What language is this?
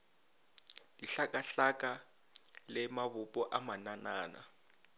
Northern Sotho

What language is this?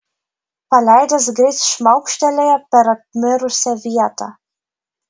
Lithuanian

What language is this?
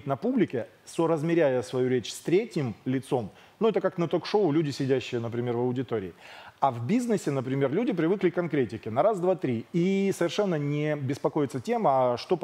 Russian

